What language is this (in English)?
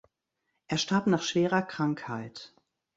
German